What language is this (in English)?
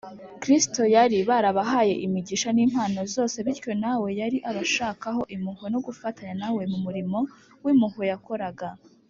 Kinyarwanda